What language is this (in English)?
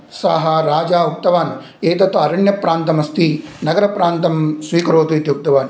Sanskrit